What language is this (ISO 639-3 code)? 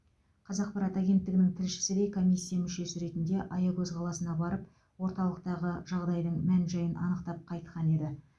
kaz